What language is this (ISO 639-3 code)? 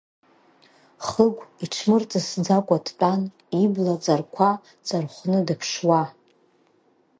abk